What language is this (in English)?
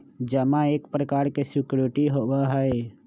Magahi